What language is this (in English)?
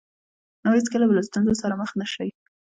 Pashto